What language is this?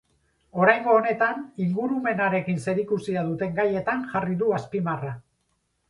Basque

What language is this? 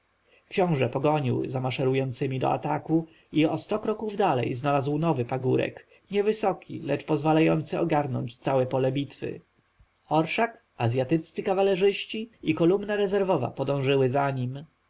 Polish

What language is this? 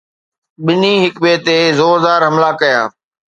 Sindhi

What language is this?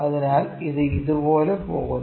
Malayalam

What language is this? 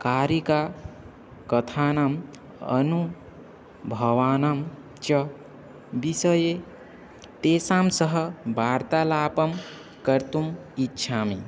Sanskrit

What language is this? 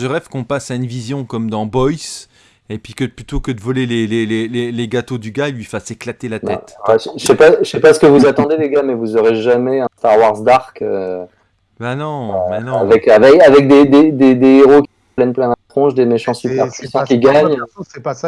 French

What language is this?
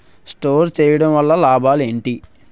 Telugu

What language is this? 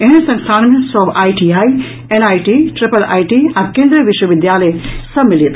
Maithili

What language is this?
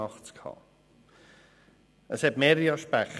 Swiss German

